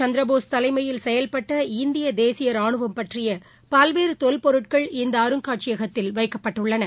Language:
Tamil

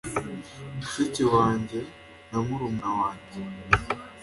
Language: Kinyarwanda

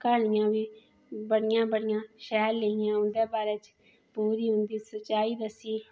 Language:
Dogri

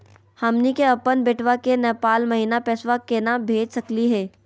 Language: Magahi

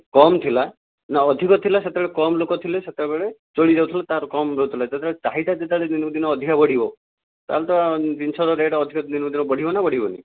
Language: Odia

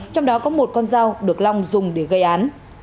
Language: Vietnamese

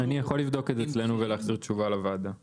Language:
Hebrew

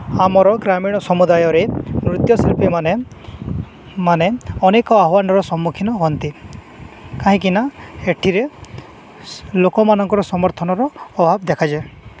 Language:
Odia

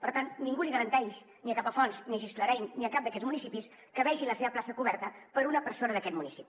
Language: Catalan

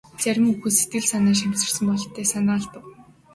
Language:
Mongolian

